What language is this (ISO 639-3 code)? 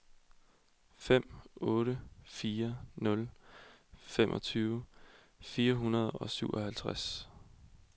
dan